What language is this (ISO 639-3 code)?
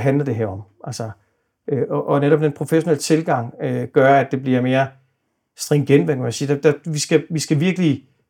dan